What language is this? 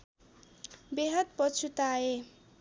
Nepali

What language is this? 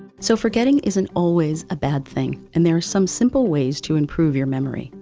English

